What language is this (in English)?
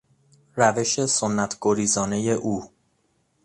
Persian